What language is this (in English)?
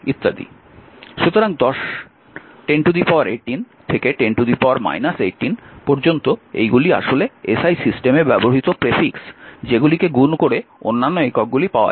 Bangla